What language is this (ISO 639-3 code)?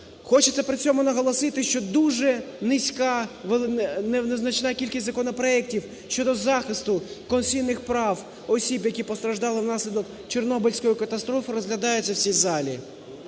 ukr